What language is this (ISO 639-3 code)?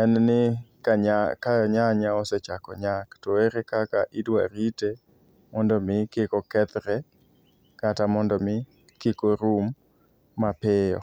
luo